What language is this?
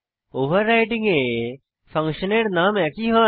Bangla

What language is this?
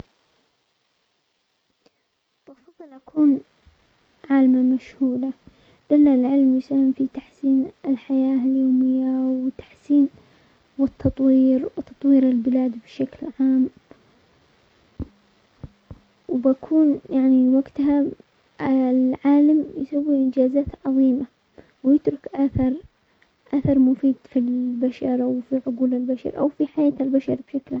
Omani Arabic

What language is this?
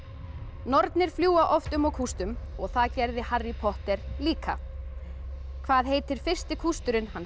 Icelandic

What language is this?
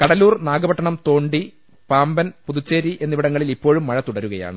Malayalam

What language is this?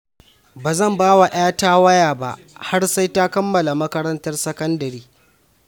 Hausa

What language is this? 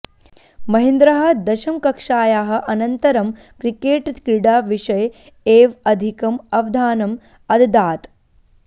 Sanskrit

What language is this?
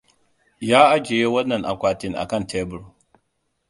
Hausa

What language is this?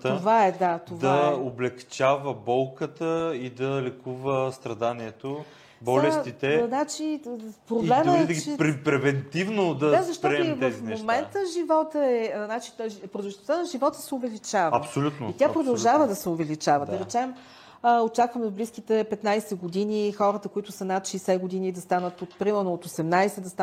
Bulgarian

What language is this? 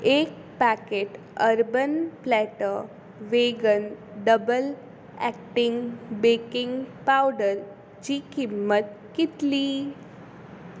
Konkani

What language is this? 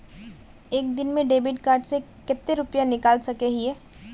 Magahi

